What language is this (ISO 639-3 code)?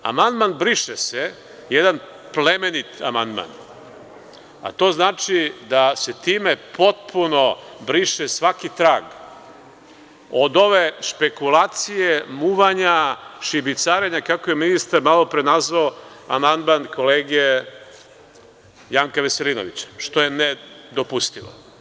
srp